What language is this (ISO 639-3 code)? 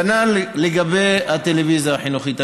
heb